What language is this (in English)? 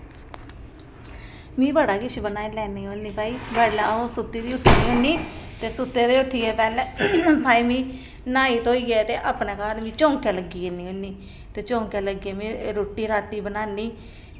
Dogri